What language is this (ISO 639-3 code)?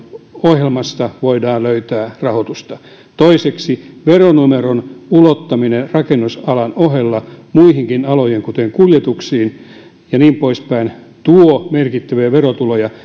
fin